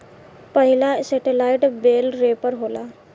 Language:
Bhojpuri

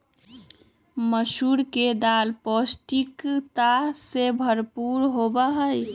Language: Magahi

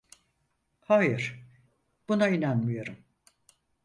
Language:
Turkish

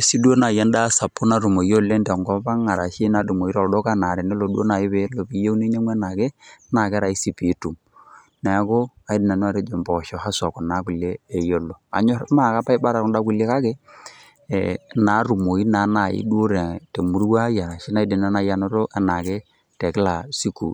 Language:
Masai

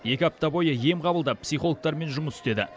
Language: Kazakh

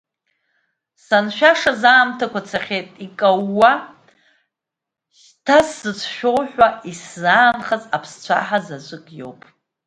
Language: Abkhazian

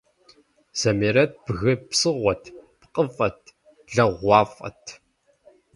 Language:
Kabardian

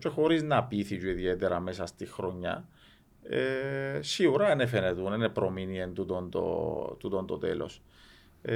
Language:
Greek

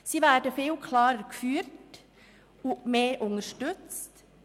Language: Swiss German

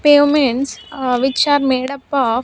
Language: English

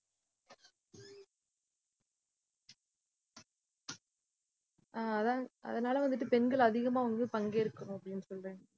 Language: Tamil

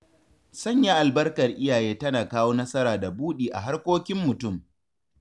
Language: Hausa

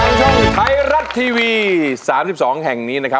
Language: Thai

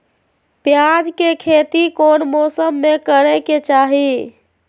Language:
Magahi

